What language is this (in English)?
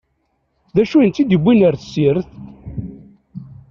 Kabyle